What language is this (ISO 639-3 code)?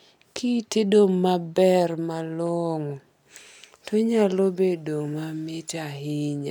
luo